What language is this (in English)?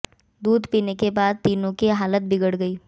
Hindi